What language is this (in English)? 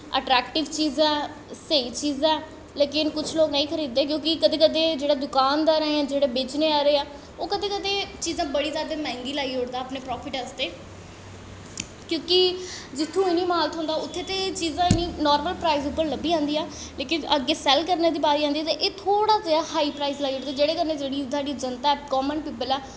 Dogri